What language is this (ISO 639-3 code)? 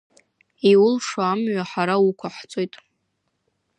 abk